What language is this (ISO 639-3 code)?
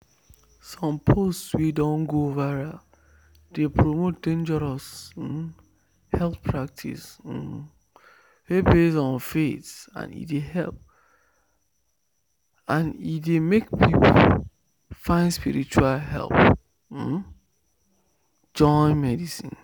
pcm